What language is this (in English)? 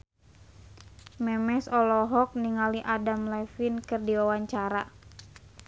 Sundanese